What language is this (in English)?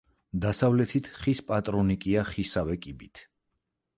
Georgian